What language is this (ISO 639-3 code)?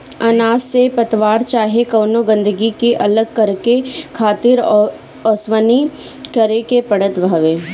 bho